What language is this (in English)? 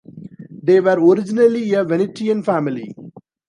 English